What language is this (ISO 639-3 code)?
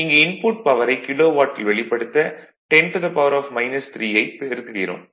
tam